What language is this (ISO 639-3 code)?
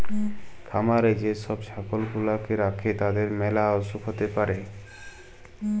ben